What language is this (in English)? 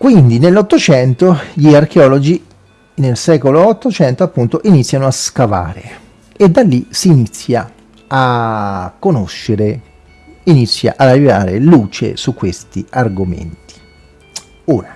Italian